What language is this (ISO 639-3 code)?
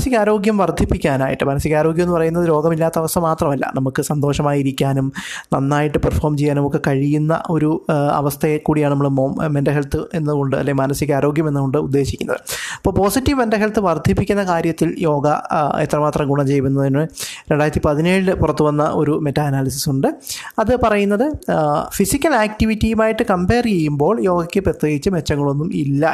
mal